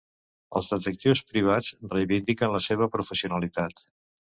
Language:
Catalan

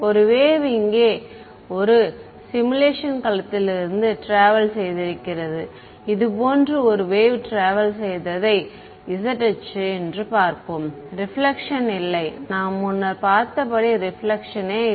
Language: Tamil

